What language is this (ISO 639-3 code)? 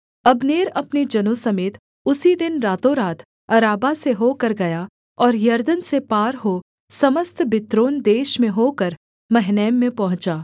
hin